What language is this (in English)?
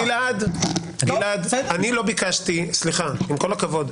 Hebrew